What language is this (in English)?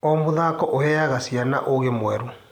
Kikuyu